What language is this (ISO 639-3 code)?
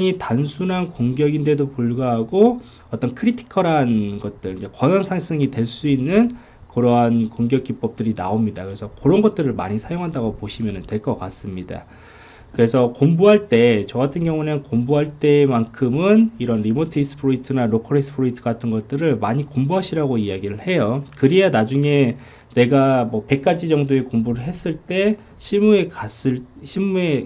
kor